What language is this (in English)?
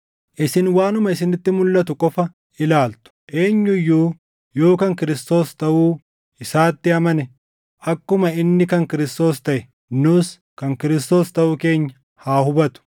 Oromo